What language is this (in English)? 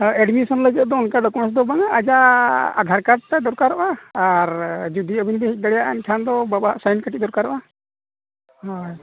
Santali